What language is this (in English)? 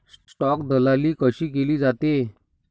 Marathi